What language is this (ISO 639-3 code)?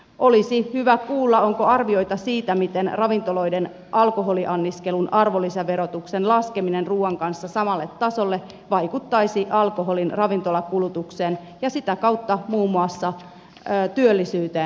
fin